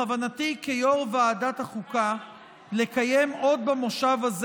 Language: Hebrew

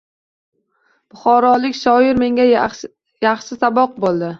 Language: Uzbek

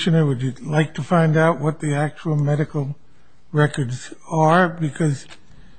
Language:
English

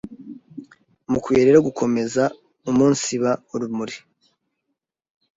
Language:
Kinyarwanda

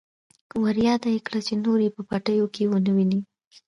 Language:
Pashto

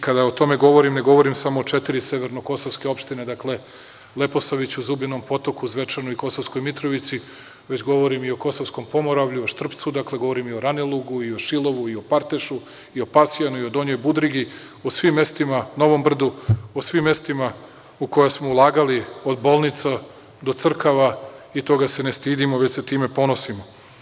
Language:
Serbian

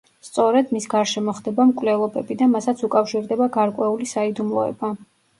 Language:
Georgian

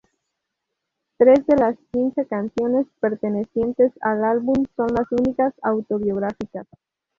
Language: Spanish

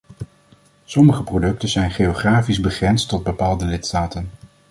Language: Dutch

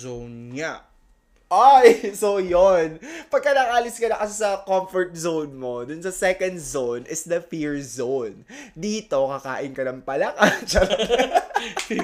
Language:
Filipino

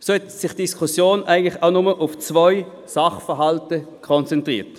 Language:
Swiss German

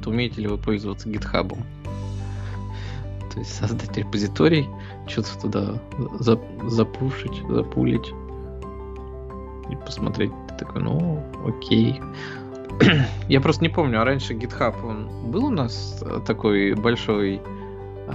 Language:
Russian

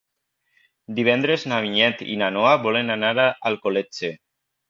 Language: Catalan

